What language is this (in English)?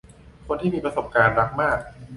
Thai